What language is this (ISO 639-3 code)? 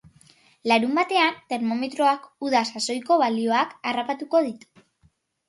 eus